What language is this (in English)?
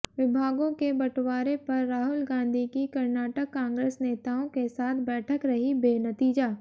Hindi